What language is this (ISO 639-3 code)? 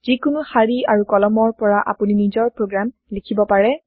asm